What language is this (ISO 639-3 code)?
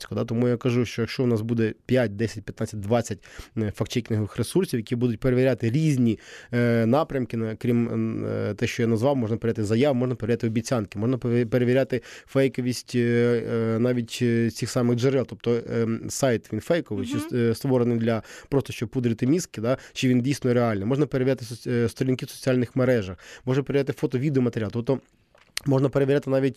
ukr